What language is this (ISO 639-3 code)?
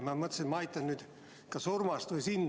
est